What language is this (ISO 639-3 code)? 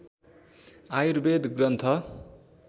nep